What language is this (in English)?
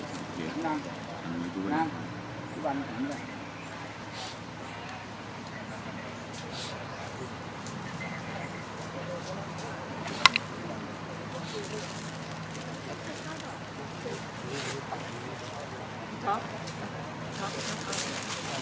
Thai